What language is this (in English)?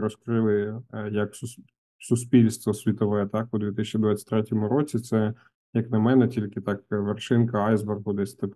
Ukrainian